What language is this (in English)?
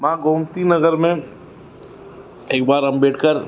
Sindhi